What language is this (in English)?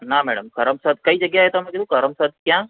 Gujarati